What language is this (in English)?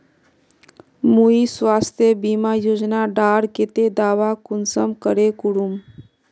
Magahi